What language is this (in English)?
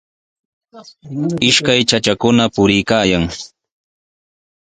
Sihuas Ancash Quechua